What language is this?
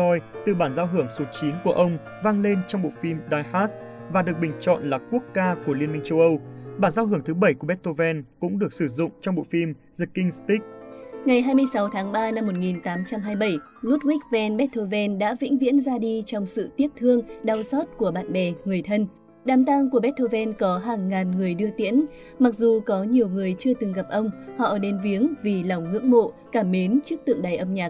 Vietnamese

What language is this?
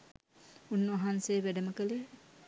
Sinhala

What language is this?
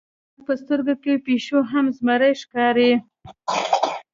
Pashto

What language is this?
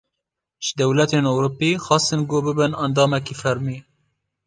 Kurdish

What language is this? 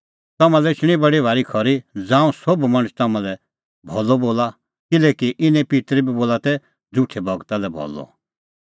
Kullu Pahari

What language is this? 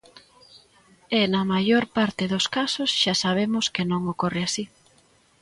Galician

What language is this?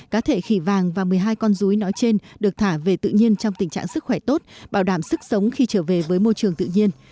Vietnamese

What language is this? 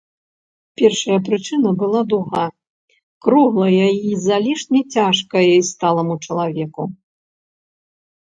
Belarusian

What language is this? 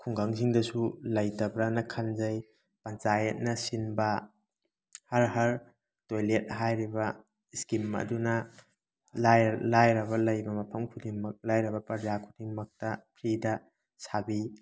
Manipuri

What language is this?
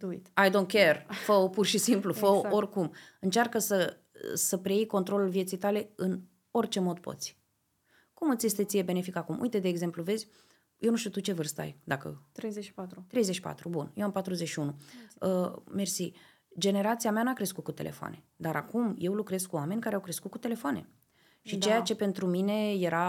Romanian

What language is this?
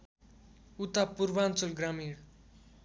Nepali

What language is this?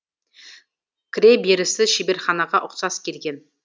Kazakh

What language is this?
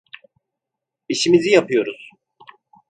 Turkish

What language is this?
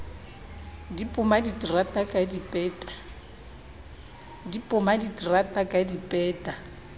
Southern Sotho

